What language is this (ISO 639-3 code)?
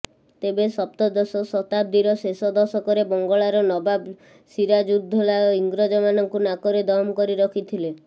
ori